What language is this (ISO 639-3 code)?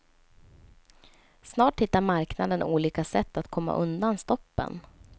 swe